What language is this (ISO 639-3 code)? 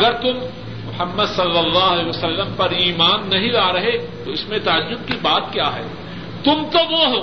urd